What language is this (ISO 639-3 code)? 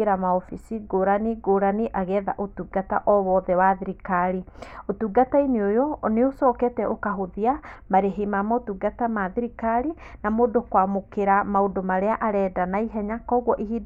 kik